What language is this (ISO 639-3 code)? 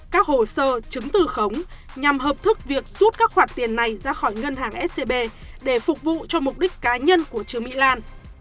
vie